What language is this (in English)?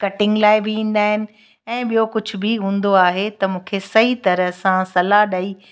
Sindhi